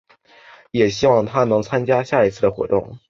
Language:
Chinese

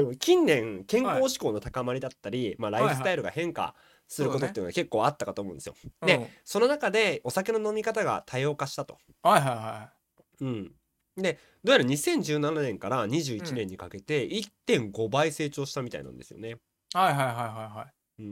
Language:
Japanese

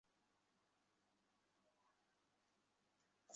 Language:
Bangla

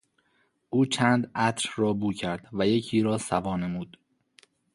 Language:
Persian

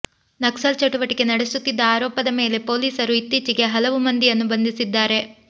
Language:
Kannada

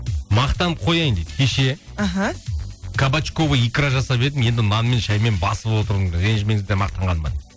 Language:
Kazakh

